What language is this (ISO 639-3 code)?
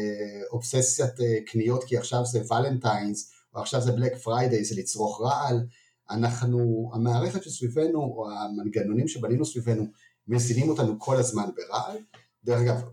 heb